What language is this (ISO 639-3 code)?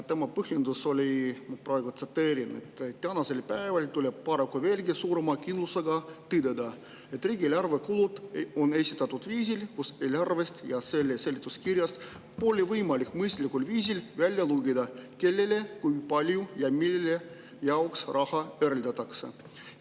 est